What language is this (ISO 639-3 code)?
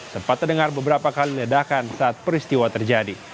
ind